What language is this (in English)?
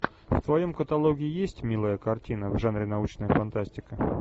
Russian